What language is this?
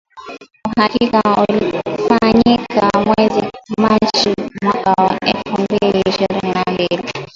Swahili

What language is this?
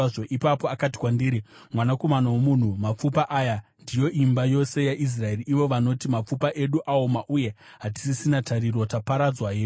Shona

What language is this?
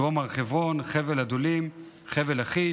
Hebrew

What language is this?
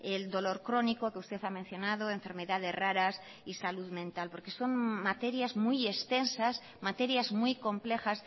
Spanish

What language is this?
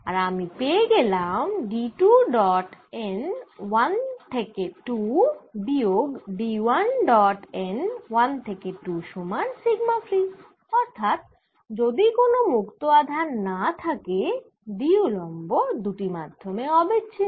Bangla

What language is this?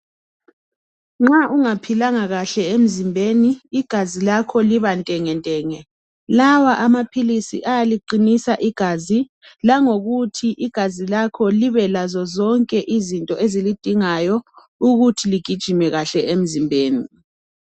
North Ndebele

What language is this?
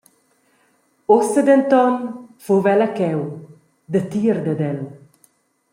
Romansh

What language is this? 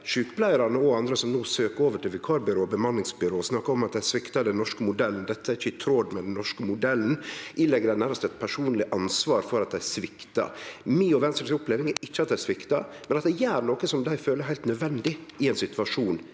Norwegian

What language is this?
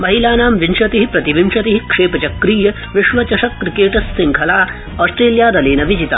Sanskrit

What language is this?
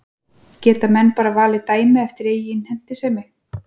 Icelandic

